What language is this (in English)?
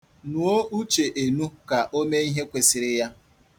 Igbo